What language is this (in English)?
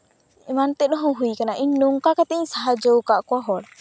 Santali